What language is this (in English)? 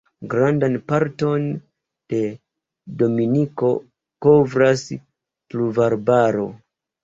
Esperanto